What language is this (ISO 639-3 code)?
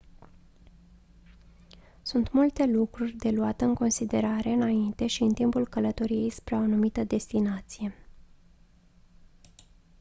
ron